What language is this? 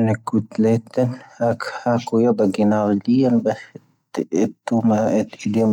Tahaggart Tamahaq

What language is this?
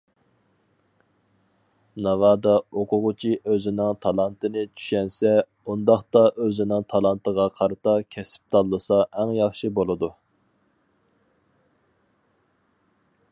Uyghur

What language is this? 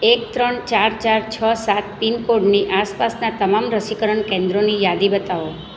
Gujarati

